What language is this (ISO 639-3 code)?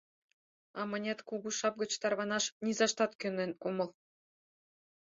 chm